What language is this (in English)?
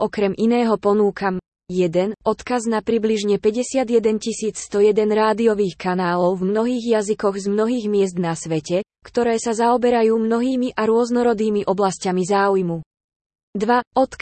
Slovak